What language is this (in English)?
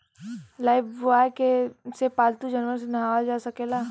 Bhojpuri